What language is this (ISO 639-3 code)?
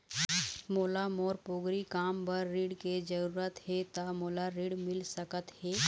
hne